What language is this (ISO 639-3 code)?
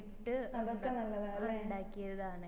mal